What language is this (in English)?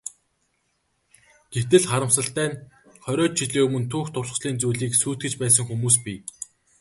Mongolian